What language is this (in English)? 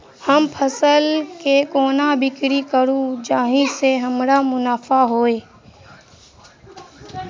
Maithili